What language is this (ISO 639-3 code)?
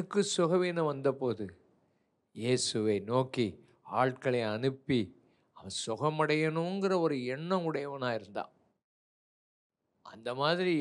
tam